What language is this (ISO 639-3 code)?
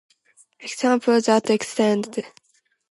eng